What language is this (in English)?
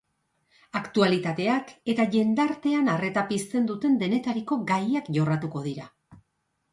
Basque